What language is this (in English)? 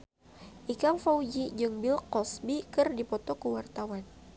Sundanese